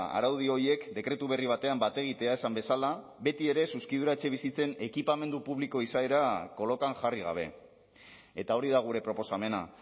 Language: Basque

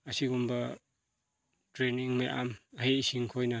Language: Manipuri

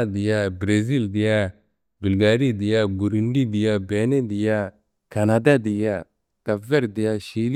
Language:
Kanembu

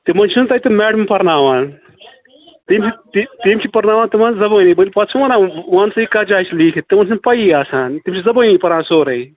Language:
Kashmiri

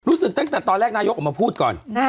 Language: Thai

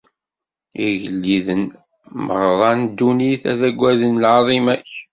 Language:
Kabyle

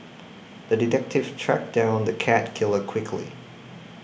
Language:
English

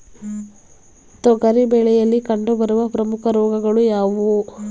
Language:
Kannada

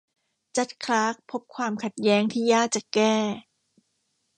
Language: Thai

